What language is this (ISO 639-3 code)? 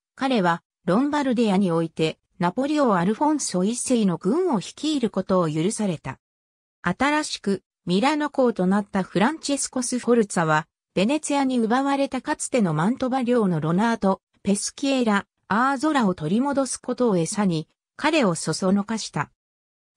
jpn